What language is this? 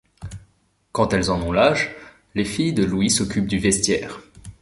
French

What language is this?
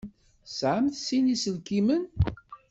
Kabyle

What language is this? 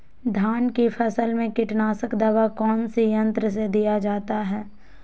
Magahi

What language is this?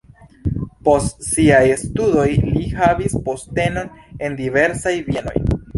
Esperanto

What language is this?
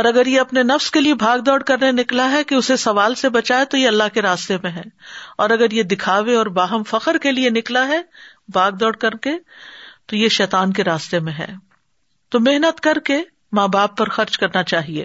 Urdu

